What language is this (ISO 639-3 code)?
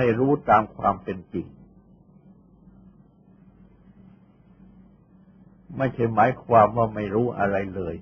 tha